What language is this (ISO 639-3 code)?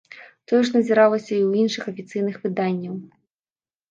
bel